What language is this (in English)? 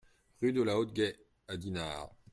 French